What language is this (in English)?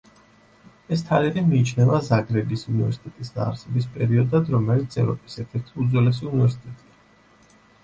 Georgian